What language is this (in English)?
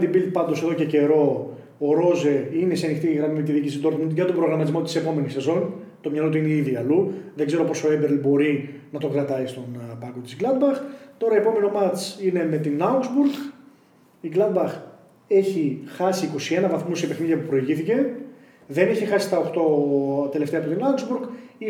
Greek